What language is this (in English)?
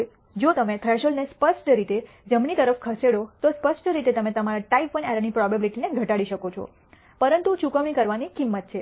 Gujarati